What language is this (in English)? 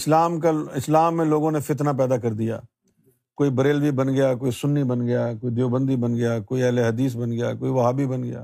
Urdu